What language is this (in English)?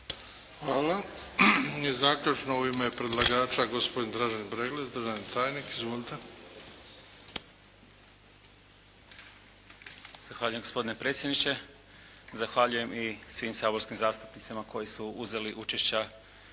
Croatian